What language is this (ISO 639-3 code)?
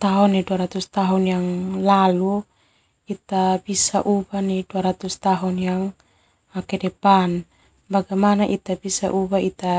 twu